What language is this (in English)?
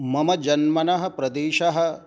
Sanskrit